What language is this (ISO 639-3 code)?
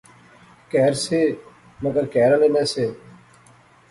phr